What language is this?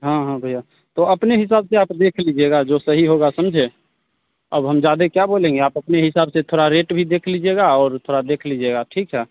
Hindi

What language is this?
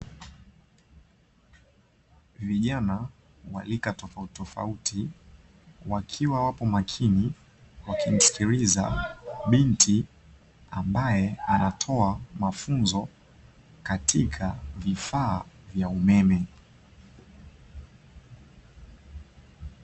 Swahili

